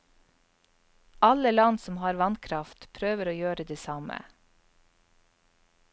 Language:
Norwegian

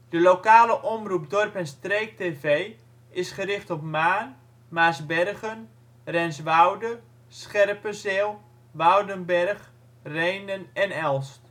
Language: Dutch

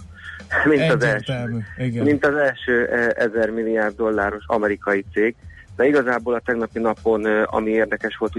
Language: Hungarian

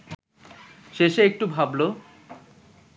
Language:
Bangla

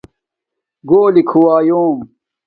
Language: Domaaki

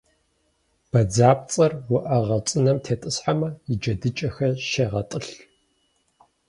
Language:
Kabardian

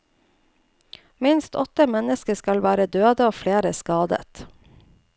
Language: Norwegian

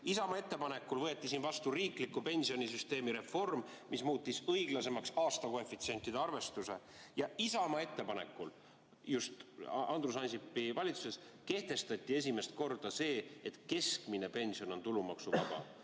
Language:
Estonian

